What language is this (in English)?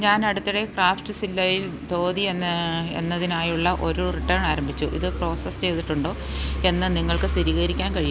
Malayalam